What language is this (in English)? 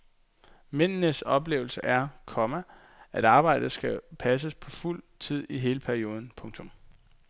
Danish